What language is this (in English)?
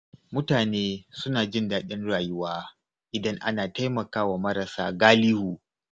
Hausa